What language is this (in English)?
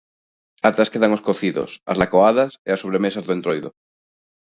Galician